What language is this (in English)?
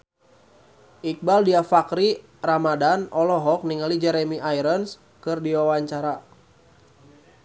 Sundanese